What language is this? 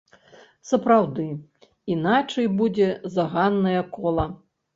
Belarusian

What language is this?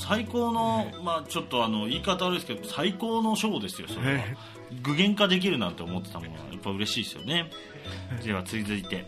Japanese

